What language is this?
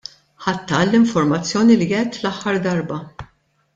Maltese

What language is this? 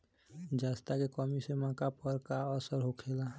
Bhojpuri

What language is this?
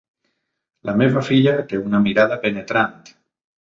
Catalan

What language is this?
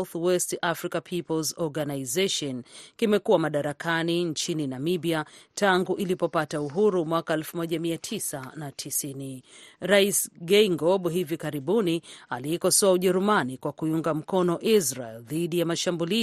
Swahili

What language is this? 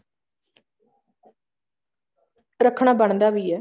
Punjabi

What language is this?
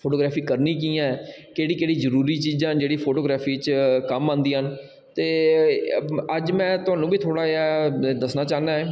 Dogri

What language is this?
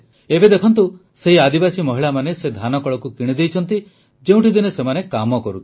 Odia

